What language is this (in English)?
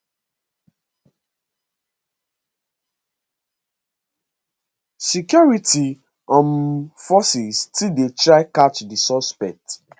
Nigerian Pidgin